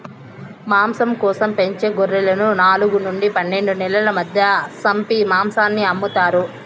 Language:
Telugu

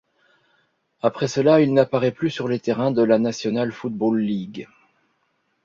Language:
French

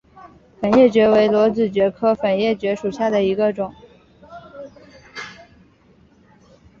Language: Chinese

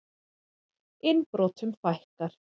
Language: Icelandic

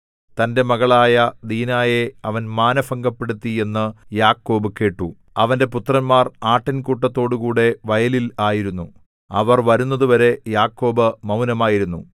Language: Malayalam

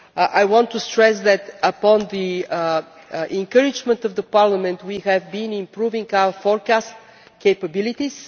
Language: English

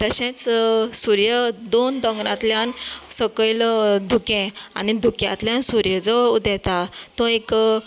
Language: Konkani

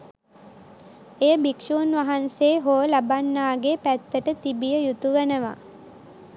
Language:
Sinhala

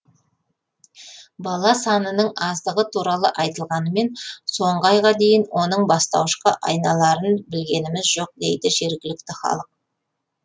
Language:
Kazakh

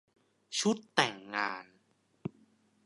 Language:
Thai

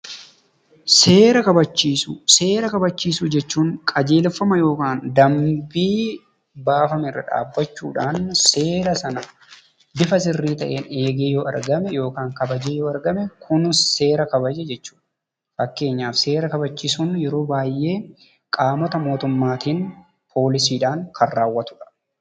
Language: Oromo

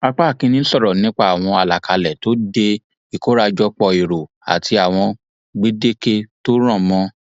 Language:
Yoruba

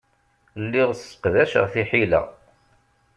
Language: Kabyle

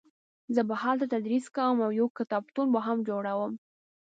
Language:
Pashto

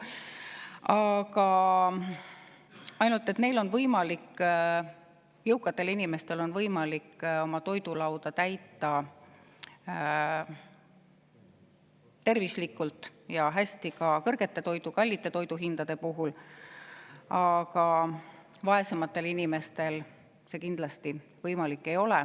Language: Estonian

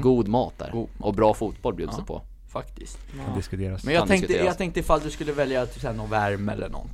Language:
Swedish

